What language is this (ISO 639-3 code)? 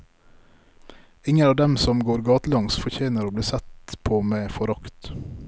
nor